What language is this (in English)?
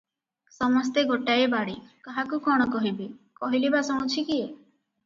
Odia